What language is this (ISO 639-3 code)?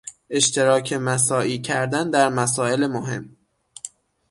fas